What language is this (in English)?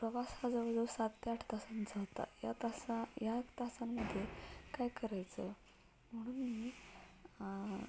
Marathi